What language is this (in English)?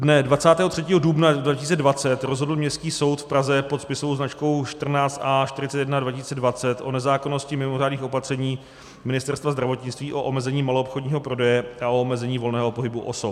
Czech